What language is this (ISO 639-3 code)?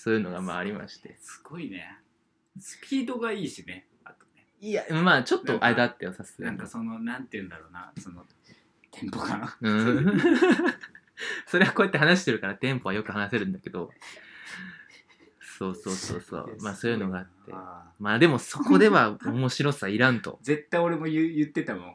jpn